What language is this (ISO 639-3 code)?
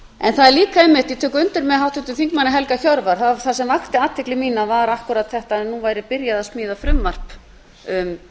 isl